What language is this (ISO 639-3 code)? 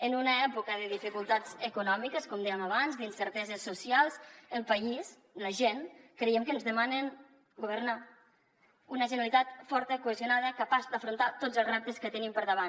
cat